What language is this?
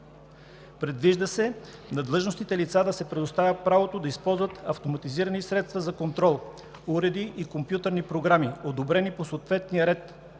Bulgarian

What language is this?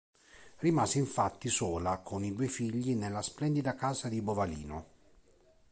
Italian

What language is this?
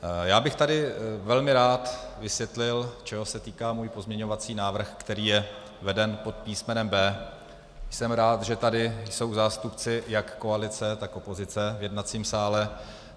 Czech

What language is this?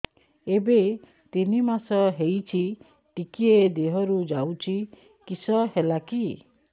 Odia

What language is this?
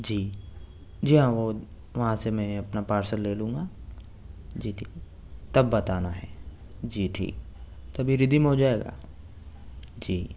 Urdu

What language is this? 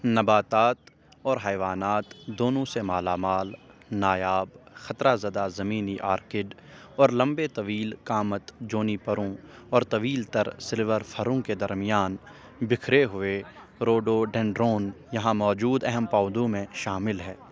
Urdu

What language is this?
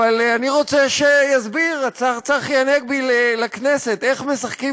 Hebrew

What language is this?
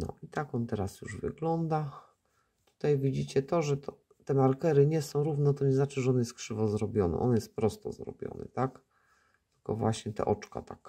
Polish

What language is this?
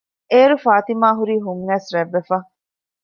Divehi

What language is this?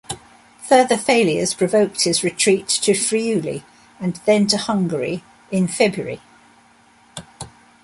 English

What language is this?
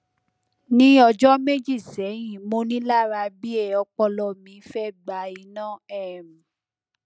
Yoruba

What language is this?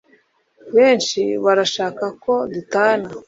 Kinyarwanda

